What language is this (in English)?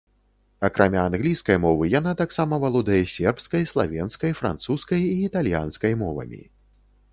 Belarusian